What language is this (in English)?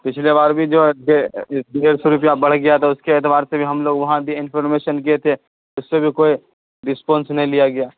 Urdu